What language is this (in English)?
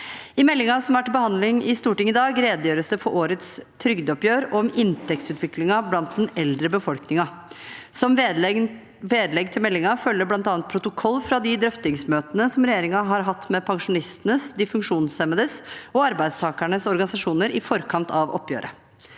Norwegian